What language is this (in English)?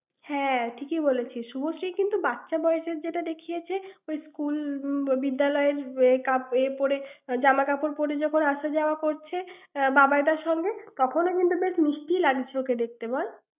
Bangla